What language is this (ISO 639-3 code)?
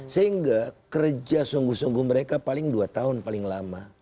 ind